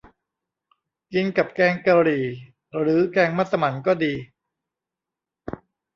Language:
Thai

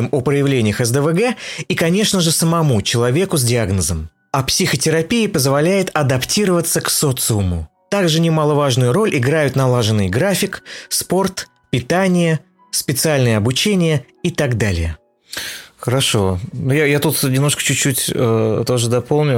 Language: Russian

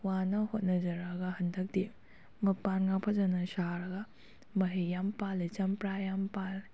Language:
Manipuri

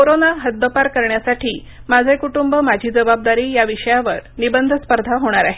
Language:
Marathi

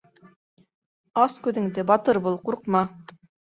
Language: Bashkir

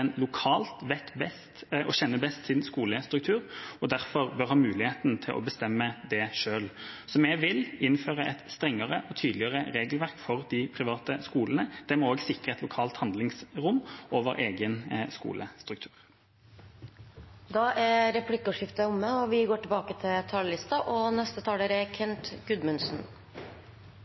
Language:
Norwegian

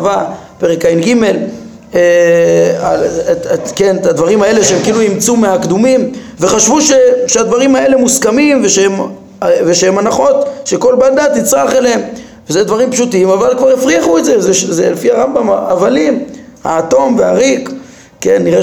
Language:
Hebrew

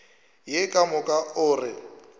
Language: Northern Sotho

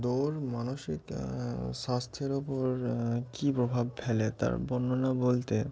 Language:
Bangla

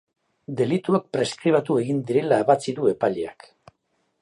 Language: Basque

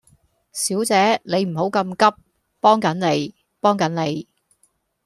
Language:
Cantonese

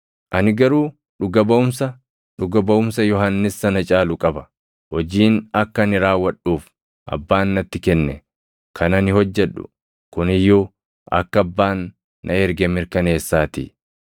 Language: Oromo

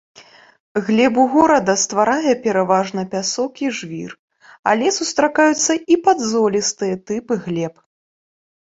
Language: Belarusian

